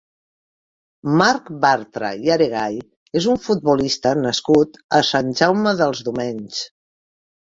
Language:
Catalan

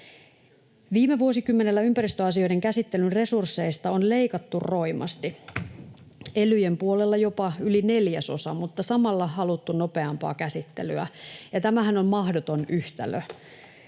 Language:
Finnish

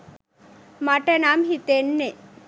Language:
Sinhala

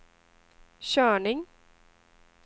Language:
Swedish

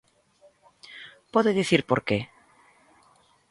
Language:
Galician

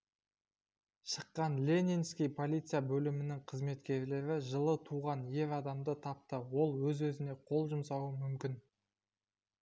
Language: Kazakh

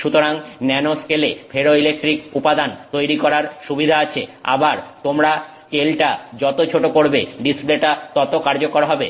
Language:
Bangla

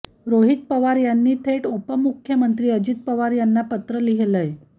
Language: Marathi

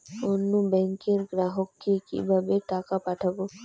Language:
Bangla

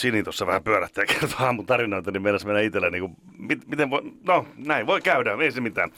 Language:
Finnish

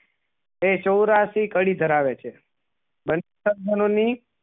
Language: Gujarati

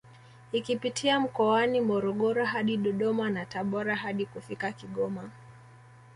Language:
Swahili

